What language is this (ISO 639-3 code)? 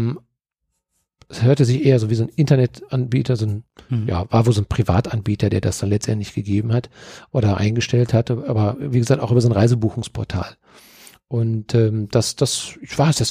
deu